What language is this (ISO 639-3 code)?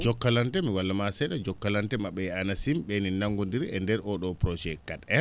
ful